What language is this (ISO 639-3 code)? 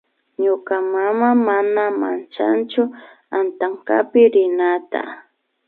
qvi